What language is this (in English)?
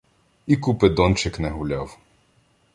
Ukrainian